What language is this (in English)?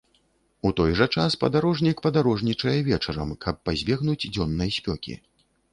Belarusian